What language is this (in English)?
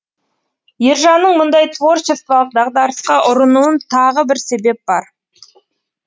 Kazakh